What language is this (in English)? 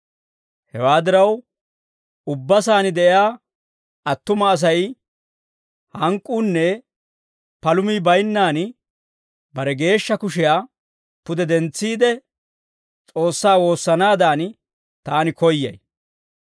Dawro